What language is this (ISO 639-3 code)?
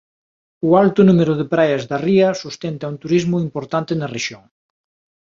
glg